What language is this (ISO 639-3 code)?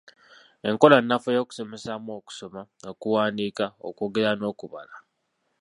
lug